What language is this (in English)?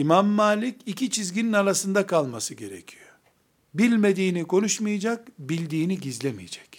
Turkish